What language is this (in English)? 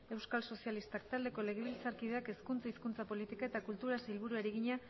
Basque